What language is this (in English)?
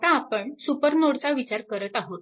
Marathi